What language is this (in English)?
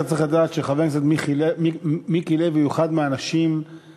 Hebrew